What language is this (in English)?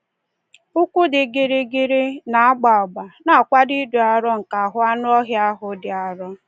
Igbo